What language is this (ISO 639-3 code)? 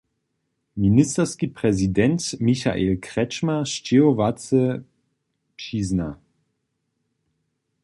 hsb